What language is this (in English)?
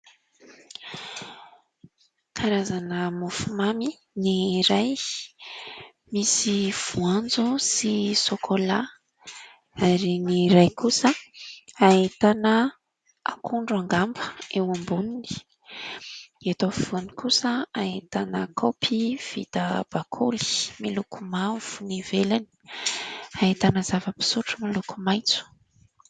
Malagasy